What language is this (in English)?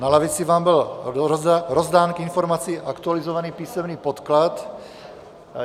Czech